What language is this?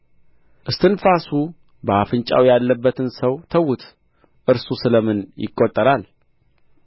Amharic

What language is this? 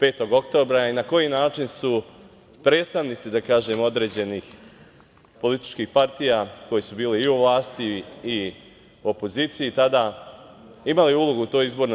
Serbian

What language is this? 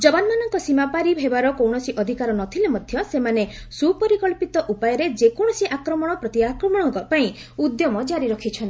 Odia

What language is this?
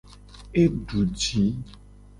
Gen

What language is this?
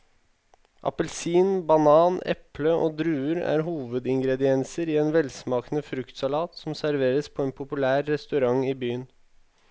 Norwegian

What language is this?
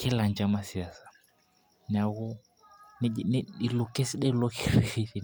Masai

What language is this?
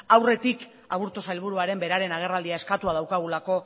Basque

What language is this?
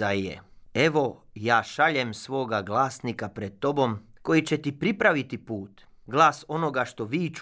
Croatian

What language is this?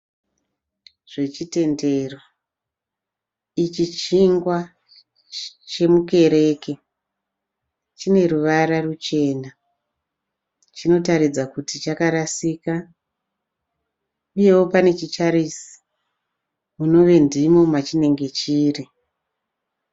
Shona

